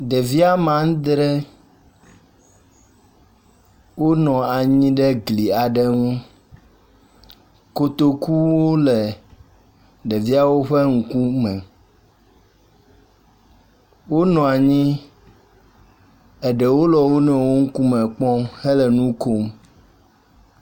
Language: Ewe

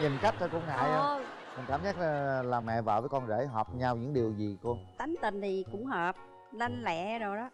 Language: Vietnamese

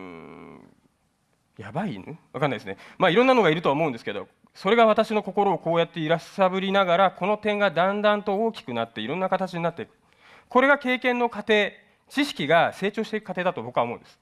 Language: Japanese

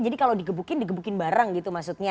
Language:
Indonesian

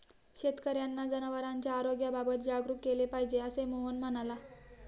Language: Marathi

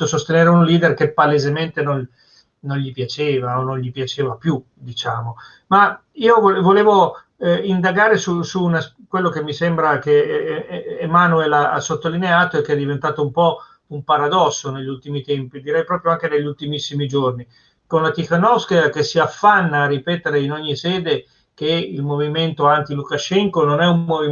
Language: Italian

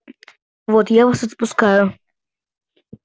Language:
Russian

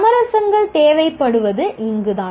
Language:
Tamil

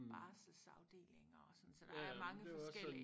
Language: Danish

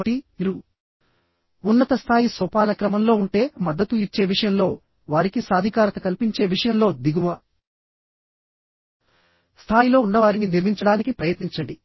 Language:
Telugu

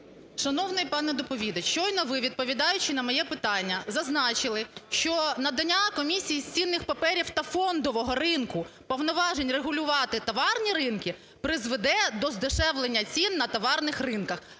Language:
Ukrainian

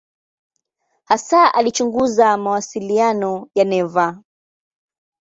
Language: Swahili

